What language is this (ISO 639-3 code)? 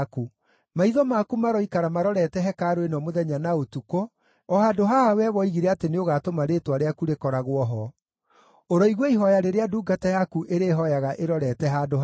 kik